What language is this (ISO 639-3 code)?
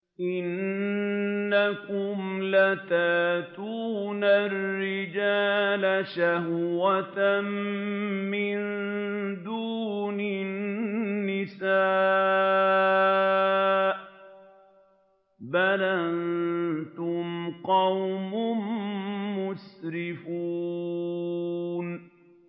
ara